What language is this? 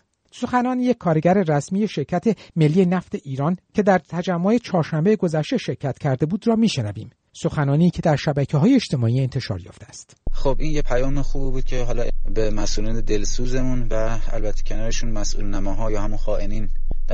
Persian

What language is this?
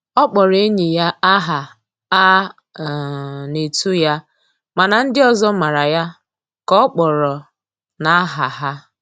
Igbo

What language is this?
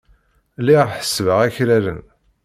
Kabyle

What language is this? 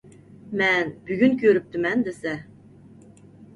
Uyghur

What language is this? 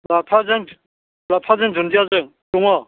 Bodo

